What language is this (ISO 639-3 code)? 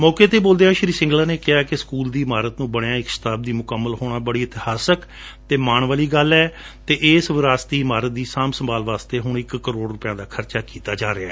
pan